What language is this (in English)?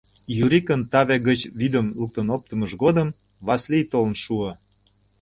Mari